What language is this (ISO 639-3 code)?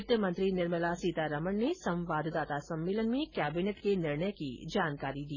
hin